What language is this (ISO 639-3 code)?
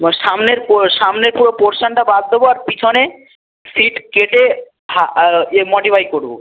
ben